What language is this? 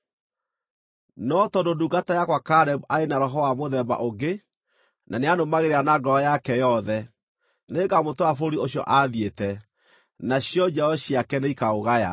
Kikuyu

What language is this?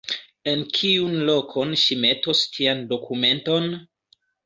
Esperanto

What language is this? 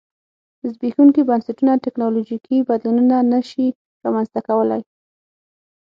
Pashto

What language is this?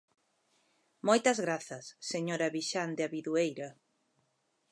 Galician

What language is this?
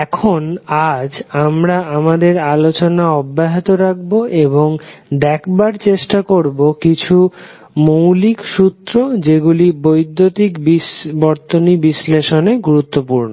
Bangla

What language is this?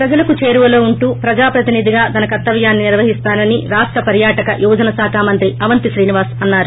Telugu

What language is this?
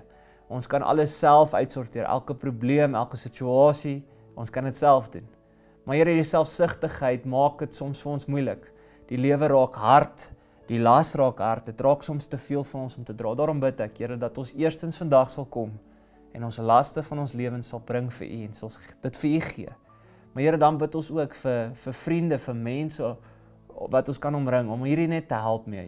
Dutch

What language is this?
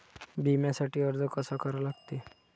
Marathi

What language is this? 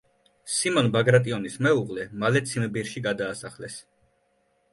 Georgian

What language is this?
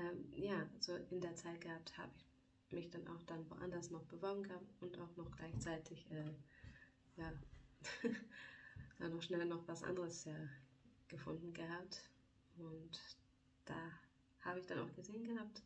German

